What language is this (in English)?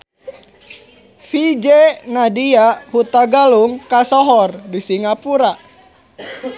Sundanese